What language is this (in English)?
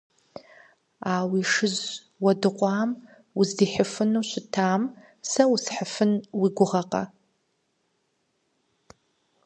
Kabardian